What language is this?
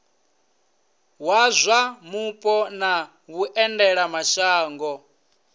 Venda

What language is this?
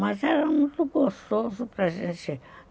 Portuguese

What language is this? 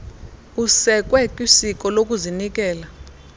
Xhosa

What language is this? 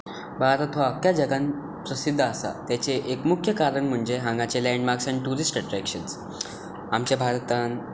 Konkani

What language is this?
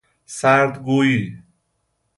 Persian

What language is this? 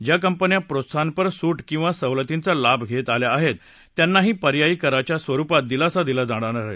Marathi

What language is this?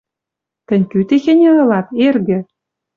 Western Mari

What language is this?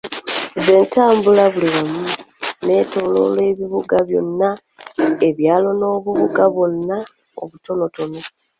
Ganda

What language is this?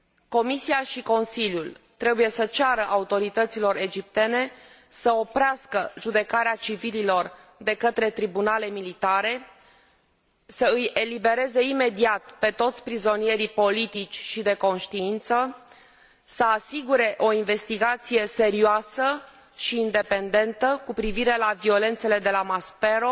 Romanian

